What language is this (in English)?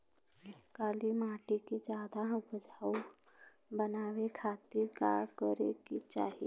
Bhojpuri